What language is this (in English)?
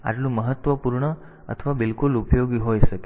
Gujarati